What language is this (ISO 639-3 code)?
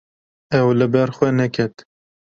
kur